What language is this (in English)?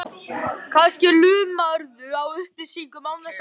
Icelandic